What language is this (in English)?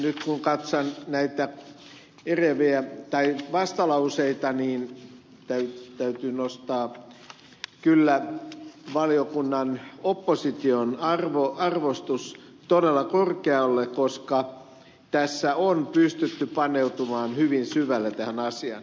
Finnish